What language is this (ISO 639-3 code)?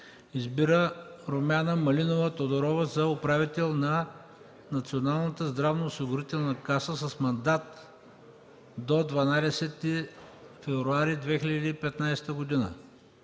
bul